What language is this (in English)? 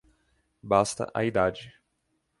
Portuguese